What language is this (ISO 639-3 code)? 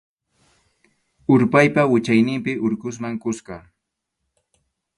qxu